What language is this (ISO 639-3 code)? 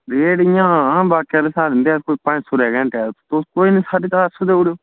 doi